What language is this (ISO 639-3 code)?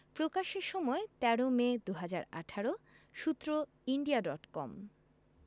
ben